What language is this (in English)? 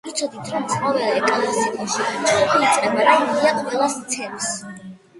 Georgian